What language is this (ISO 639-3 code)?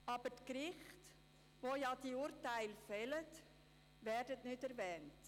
gsw